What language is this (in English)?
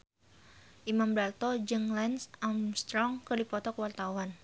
Sundanese